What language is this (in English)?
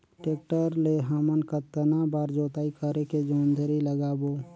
Chhattisgarhi